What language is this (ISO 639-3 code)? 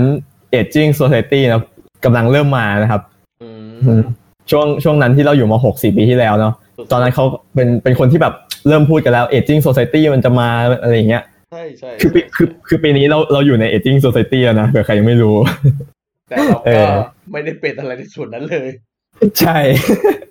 tha